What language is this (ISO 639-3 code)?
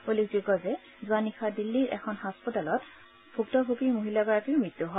asm